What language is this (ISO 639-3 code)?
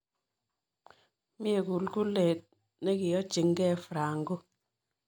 kln